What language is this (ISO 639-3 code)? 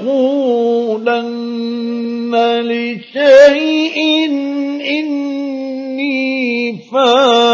ara